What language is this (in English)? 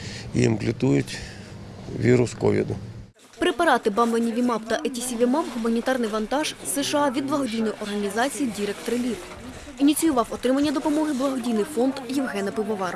Ukrainian